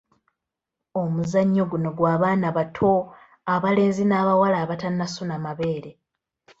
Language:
Ganda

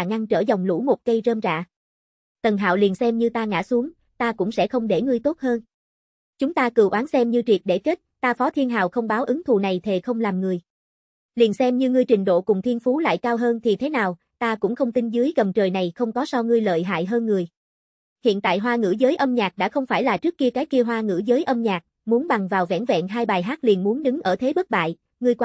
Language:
Vietnamese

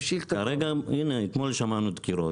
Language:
Hebrew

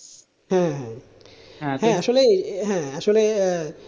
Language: Bangla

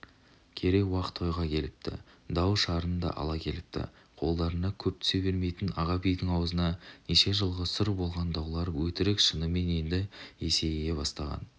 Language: Kazakh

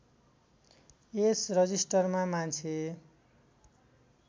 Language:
Nepali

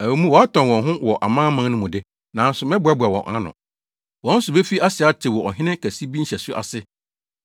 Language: Akan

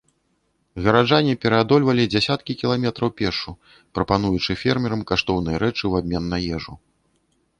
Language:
Belarusian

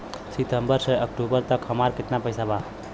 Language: Bhojpuri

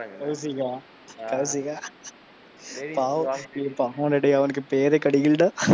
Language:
Tamil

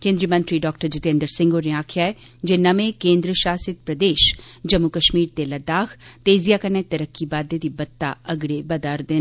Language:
Dogri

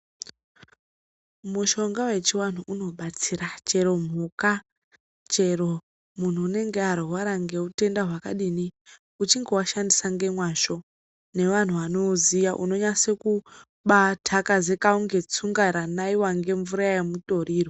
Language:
Ndau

